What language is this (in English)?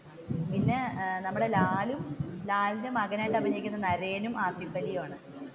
Malayalam